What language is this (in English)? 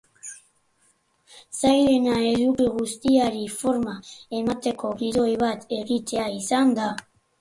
Basque